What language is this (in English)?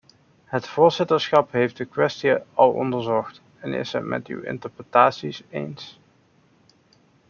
Dutch